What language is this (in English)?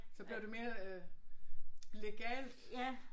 Danish